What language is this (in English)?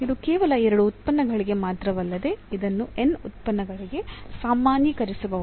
Kannada